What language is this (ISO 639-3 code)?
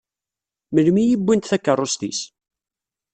kab